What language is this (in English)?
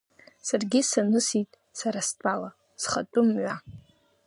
Abkhazian